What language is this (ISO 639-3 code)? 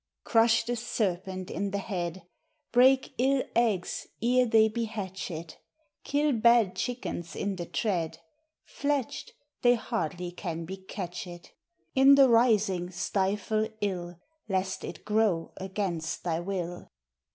eng